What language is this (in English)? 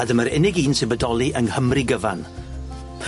Welsh